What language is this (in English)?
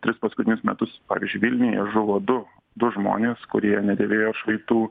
Lithuanian